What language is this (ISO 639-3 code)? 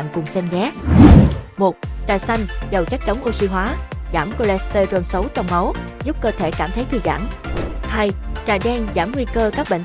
vie